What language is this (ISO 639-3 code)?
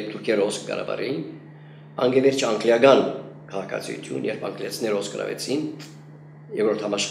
tur